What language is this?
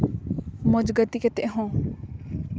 Santali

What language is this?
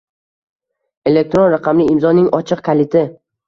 Uzbek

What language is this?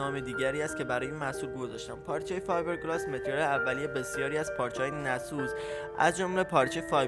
Persian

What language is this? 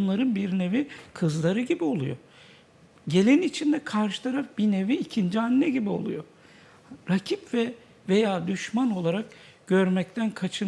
Turkish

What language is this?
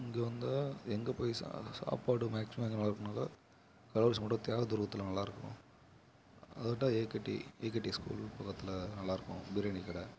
Tamil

